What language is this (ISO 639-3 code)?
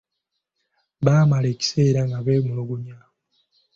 lug